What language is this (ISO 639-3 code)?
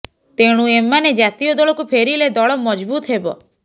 ori